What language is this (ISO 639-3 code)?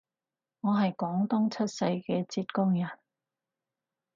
yue